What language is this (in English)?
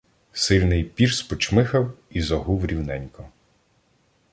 Ukrainian